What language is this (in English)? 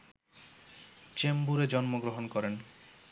Bangla